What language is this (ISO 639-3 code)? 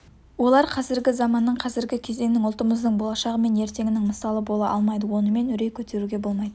kaz